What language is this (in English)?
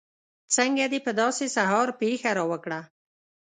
Pashto